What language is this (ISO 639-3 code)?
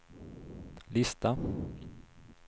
swe